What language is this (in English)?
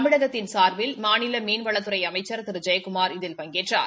Tamil